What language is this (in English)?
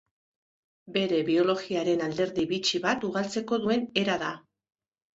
Basque